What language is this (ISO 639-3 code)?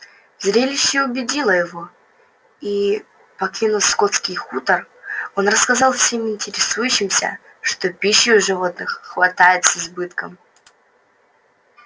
rus